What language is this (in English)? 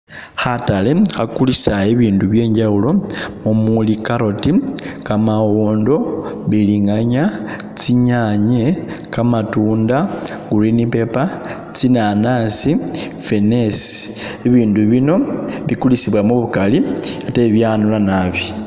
Masaaba